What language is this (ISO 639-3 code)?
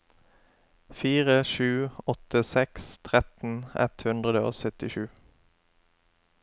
nor